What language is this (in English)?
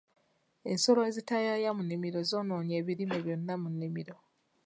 Ganda